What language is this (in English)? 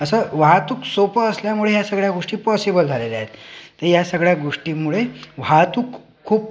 Marathi